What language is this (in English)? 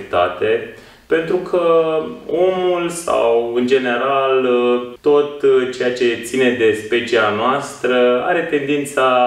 Romanian